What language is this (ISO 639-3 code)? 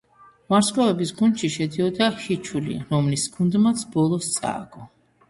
kat